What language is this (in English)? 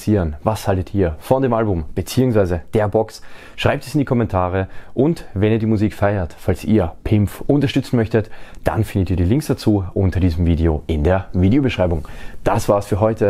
German